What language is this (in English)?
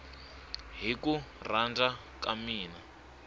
Tsonga